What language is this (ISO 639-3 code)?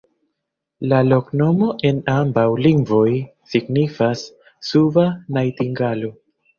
epo